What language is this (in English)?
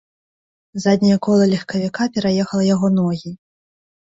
Belarusian